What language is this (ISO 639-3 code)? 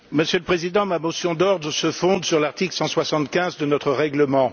fra